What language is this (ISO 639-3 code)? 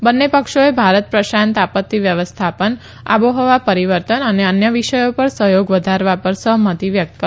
guj